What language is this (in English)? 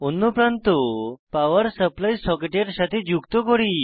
Bangla